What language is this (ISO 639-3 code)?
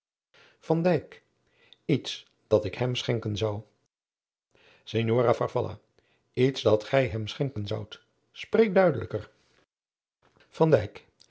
nld